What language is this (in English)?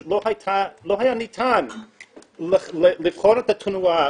Hebrew